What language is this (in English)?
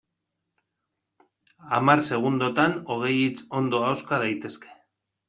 Basque